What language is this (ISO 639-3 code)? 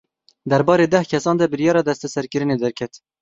kur